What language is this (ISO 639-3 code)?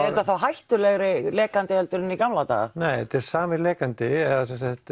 isl